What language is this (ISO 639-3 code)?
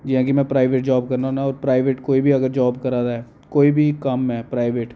doi